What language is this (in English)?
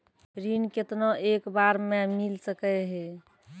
Maithili